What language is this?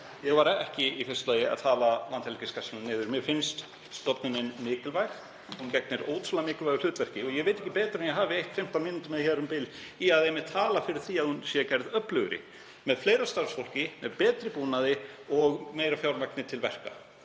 Icelandic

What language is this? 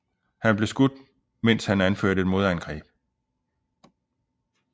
Danish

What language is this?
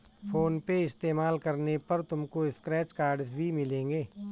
Hindi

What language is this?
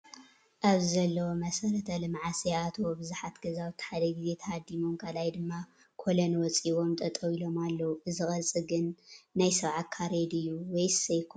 Tigrinya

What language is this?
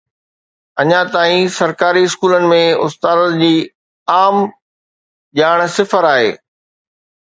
Sindhi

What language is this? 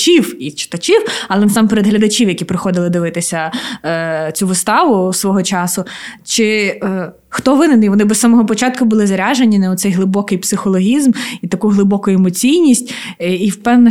Ukrainian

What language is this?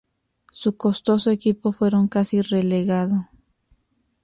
Spanish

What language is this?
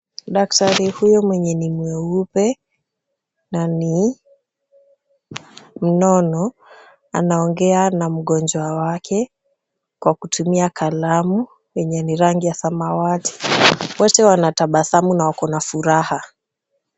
Swahili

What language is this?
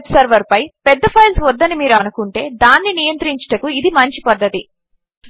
Telugu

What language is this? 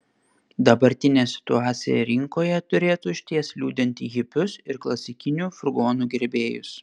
Lithuanian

